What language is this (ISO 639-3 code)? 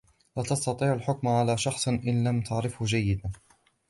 ara